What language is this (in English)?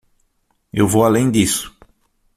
Portuguese